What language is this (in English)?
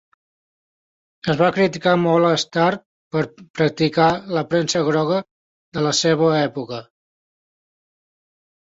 Catalan